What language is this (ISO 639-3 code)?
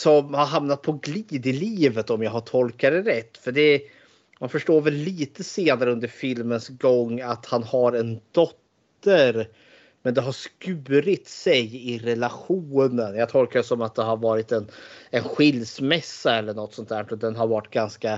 swe